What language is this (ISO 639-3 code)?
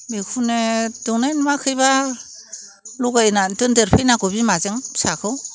brx